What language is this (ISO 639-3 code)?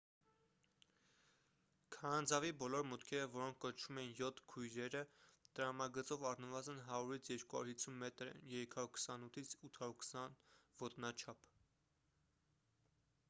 hye